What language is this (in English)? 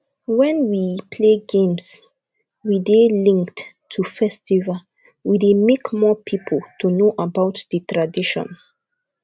Nigerian Pidgin